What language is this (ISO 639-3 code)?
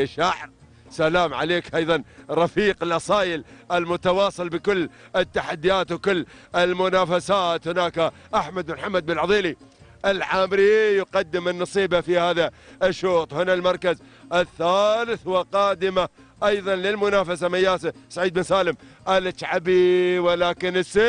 ara